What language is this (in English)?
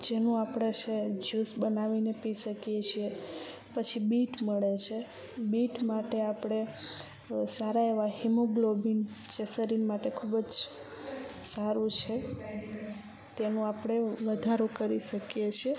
Gujarati